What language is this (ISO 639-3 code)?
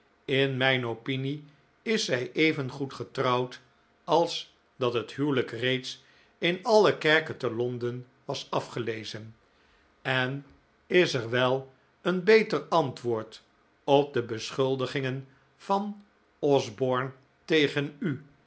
nld